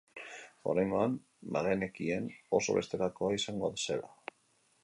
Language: Basque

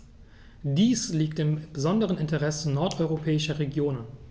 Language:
German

